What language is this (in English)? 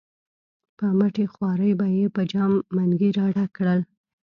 Pashto